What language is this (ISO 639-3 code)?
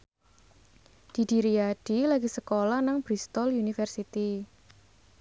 jav